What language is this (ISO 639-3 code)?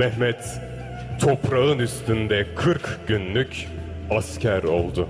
tur